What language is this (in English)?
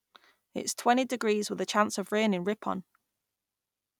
English